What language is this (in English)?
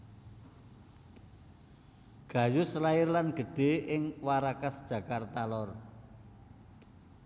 Javanese